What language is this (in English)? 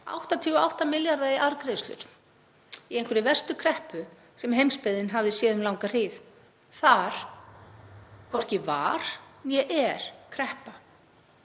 Icelandic